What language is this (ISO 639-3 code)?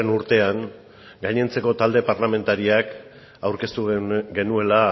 eus